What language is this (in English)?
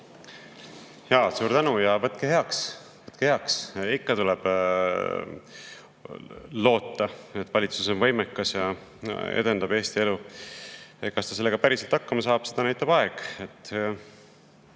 Estonian